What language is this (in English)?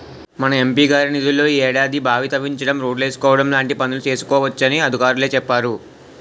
Telugu